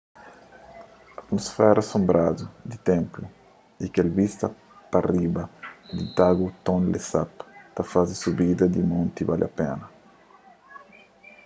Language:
Kabuverdianu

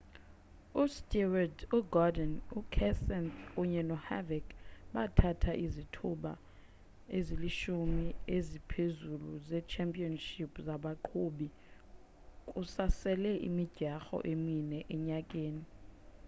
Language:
Xhosa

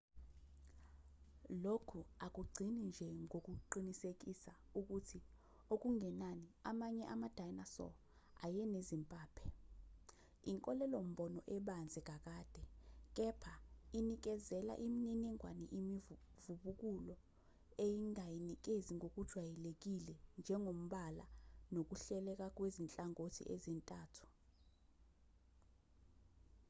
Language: Zulu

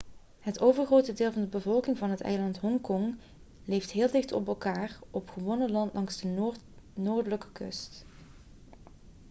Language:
Dutch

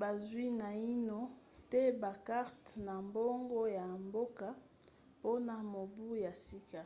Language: Lingala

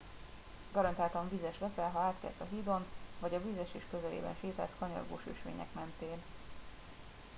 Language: Hungarian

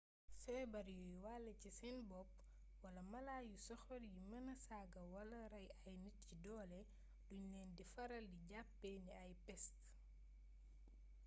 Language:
Wolof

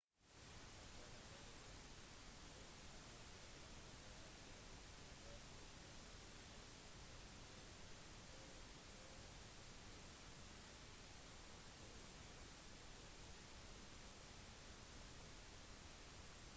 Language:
Norwegian Bokmål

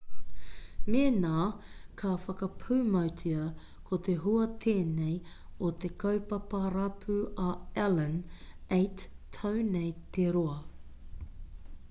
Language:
Māori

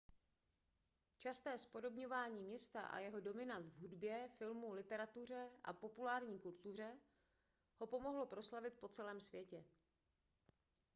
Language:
Czech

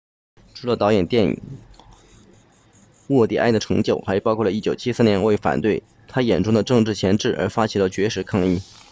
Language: Chinese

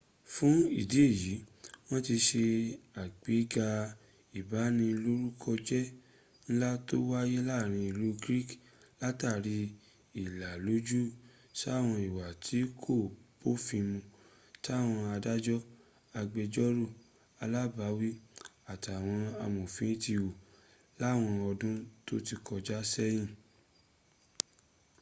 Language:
Yoruba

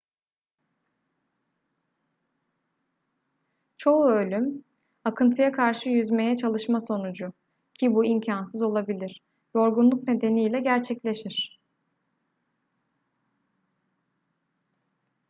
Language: Turkish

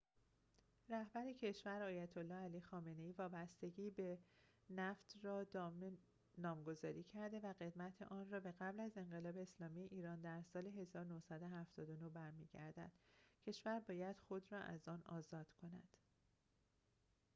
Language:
Persian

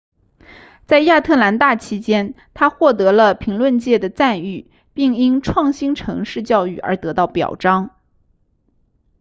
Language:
Chinese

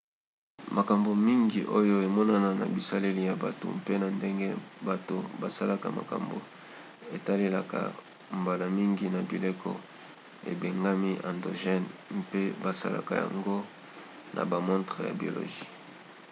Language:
Lingala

